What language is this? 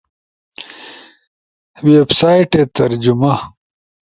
Ushojo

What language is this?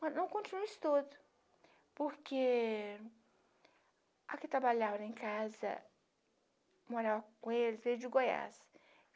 Portuguese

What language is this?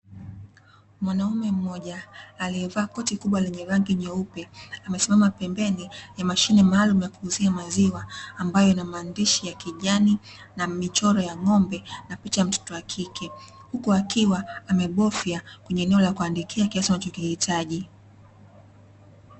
Swahili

